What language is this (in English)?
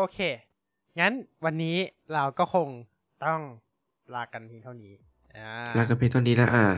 Thai